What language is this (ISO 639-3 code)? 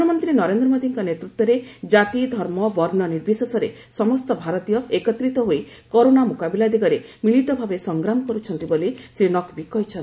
ori